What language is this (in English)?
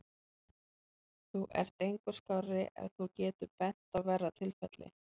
Icelandic